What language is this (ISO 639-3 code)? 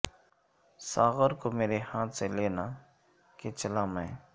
urd